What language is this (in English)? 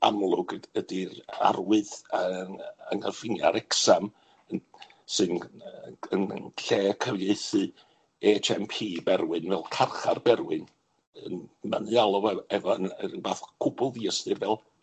Welsh